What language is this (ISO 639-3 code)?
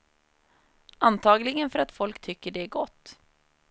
swe